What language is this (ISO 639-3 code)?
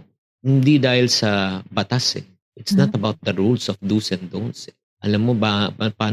fil